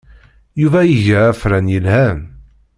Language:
Kabyle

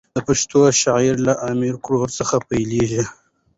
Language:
Pashto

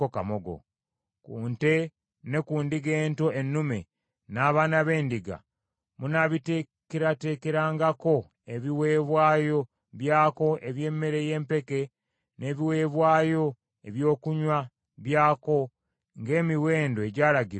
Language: Ganda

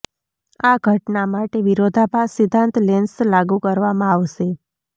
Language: Gujarati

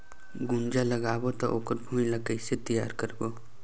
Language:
Chhattisgarhi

